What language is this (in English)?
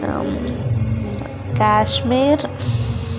Telugu